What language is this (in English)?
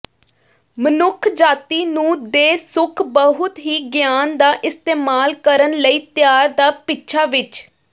Punjabi